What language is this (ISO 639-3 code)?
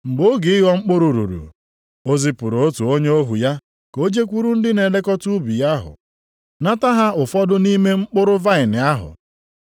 ibo